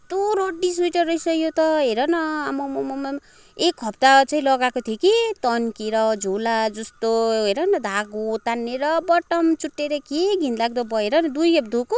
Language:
Nepali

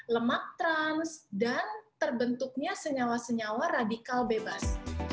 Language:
Indonesian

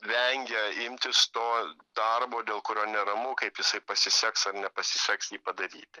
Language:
Lithuanian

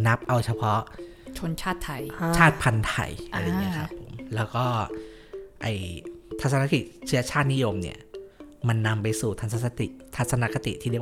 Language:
Thai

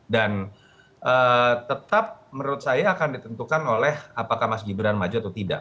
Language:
Indonesian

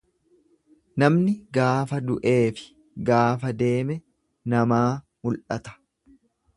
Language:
Oromo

